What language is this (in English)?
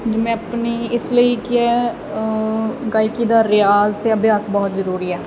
Punjabi